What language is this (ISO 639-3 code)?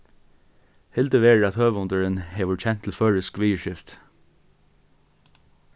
fao